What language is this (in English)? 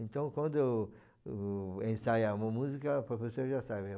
Portuguese